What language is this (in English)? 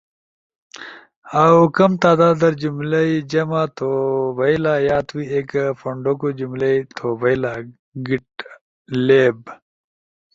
Ushojo